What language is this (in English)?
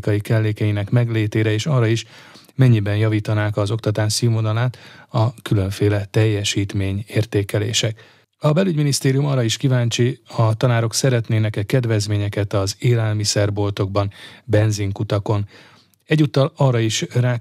Hungarian